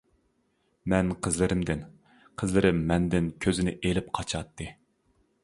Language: Uyghur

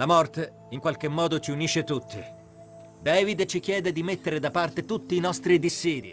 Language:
Italian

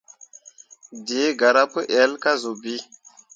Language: Mundang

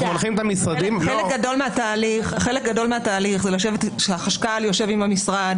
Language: Hebrew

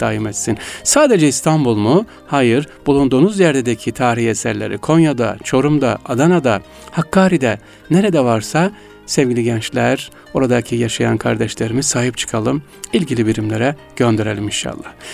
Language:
Turkish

